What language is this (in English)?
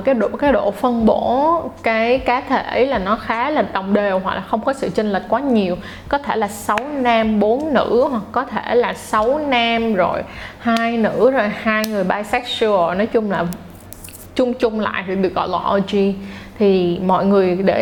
Vietnamese